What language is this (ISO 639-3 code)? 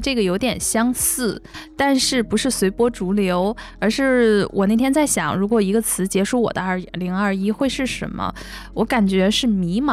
zho